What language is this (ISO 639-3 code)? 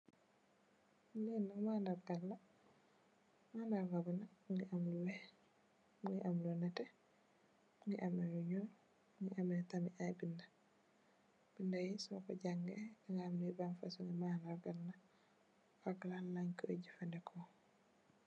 wol